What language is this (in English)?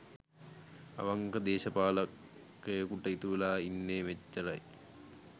Sinhala